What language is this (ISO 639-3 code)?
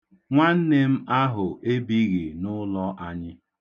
ibo